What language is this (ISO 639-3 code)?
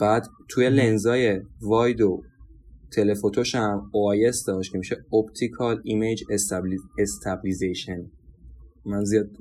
fas